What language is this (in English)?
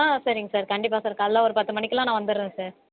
Tamil